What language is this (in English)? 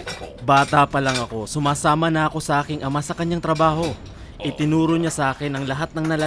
Filipino